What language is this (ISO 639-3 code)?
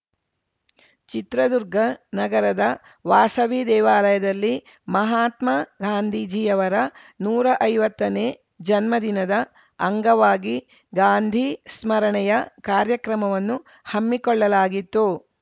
kan